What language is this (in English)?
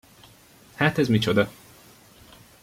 Hungarian